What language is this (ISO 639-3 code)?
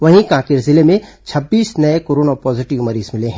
hin